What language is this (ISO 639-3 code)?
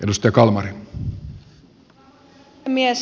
fin